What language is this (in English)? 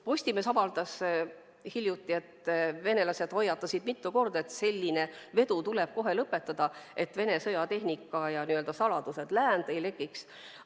Estonian